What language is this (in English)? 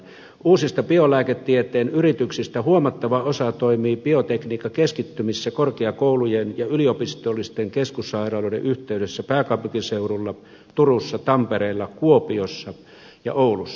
Finnish